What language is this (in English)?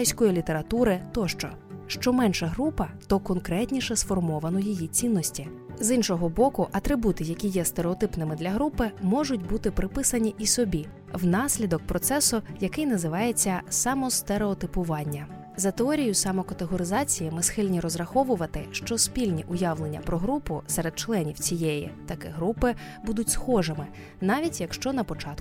Ukrainian